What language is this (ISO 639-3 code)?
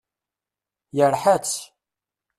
kab